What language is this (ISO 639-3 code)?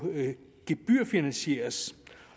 dan